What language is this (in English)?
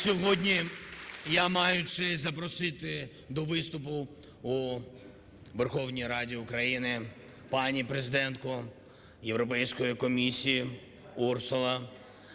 Ukrainian